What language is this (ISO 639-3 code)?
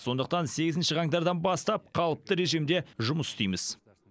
kaz